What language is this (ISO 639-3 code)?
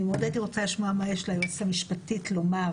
heb